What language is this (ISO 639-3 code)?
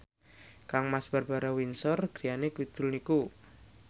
jav